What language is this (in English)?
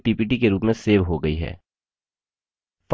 Hindi